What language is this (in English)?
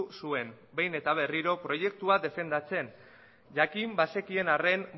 Basque